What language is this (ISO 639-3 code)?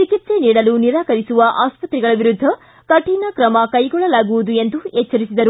kan